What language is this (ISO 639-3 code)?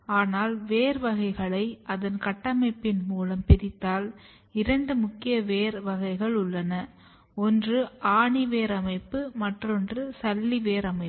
tam